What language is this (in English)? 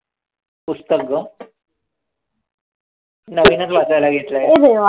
Marathi